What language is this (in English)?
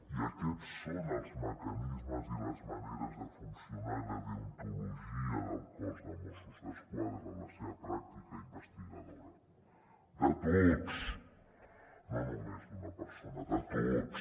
Catalan